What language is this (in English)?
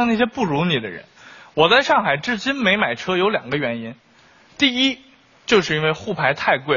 Chinese